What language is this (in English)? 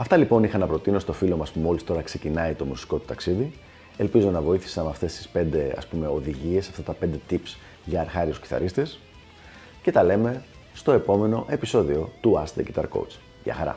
Greek